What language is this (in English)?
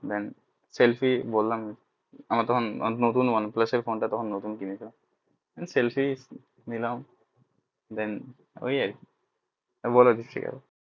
Bangla